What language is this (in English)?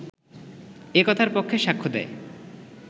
Bangla